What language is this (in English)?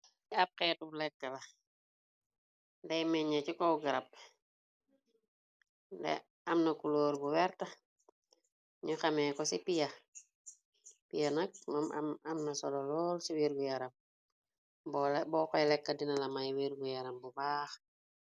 Wolof